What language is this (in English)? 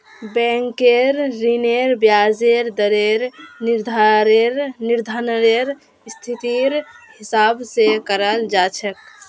Magahi